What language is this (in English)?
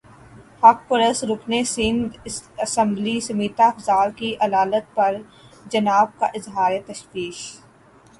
Urdu